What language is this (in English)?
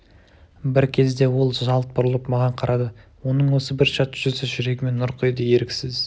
Kazakh